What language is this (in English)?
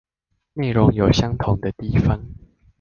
Chinese